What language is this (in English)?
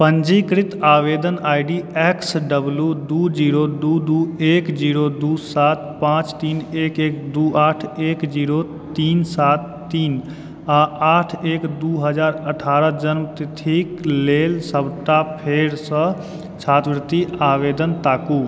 Maithili